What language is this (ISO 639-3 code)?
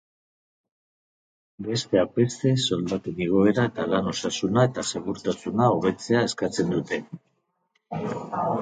eus